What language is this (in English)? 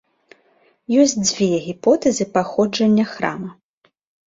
Belarusian